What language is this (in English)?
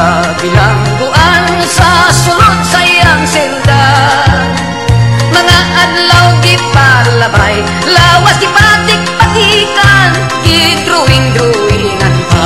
Filipino